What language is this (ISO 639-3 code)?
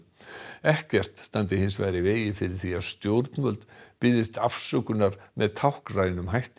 isl